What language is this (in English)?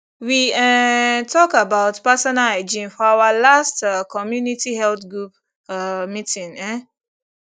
Nigerian Pidgin